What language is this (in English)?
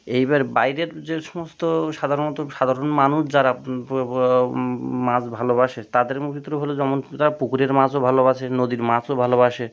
Bangla